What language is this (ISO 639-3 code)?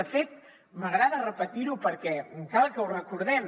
cat